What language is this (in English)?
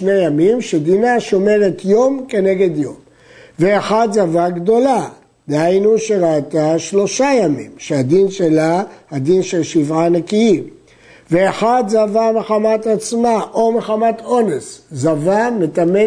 Hebrew